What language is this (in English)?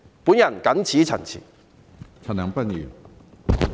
Cantonese